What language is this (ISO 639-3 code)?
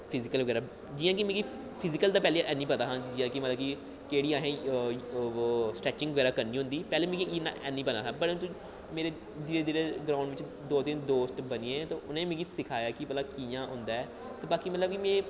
doi